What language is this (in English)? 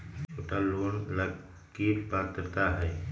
Magahi